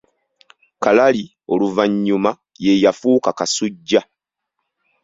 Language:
Ganda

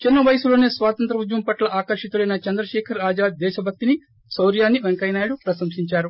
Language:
Telugu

